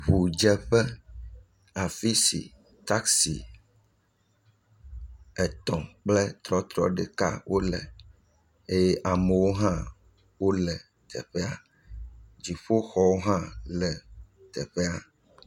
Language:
Ewe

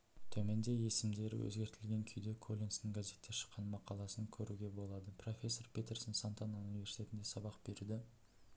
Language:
Kazakh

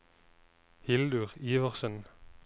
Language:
Norwegian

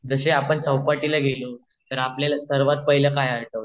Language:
Marathi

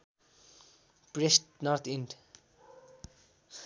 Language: Nepali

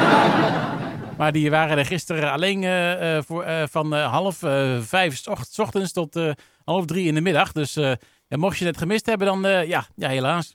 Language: Dutch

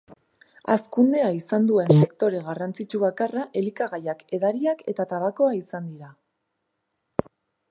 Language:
Basque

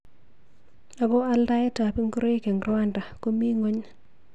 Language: Kalenjin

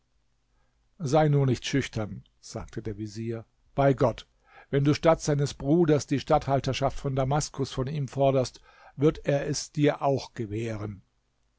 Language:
German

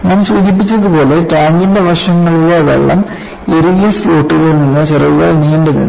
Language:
Malayalam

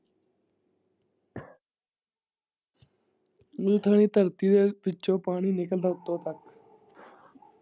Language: Punjabi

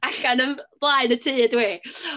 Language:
Welsh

